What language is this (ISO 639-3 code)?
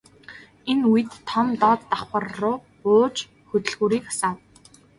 mon